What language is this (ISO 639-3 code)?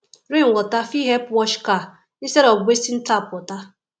pcm